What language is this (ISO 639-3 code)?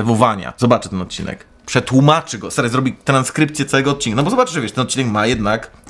pol